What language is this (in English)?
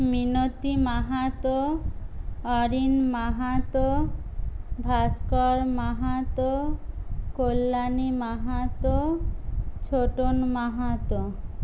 Bangla